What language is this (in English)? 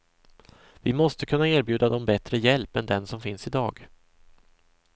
Swedish